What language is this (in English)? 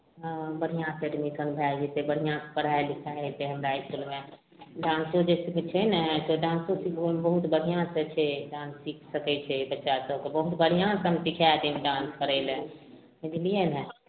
Maithili